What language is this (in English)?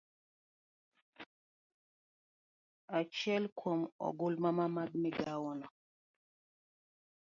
Luo (Kenya and Tanzania)